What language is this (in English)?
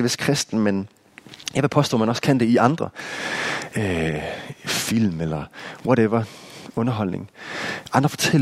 Danish